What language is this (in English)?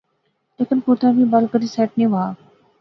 Pahari-Potwari